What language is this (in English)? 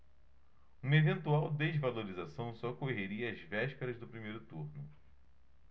Portuguese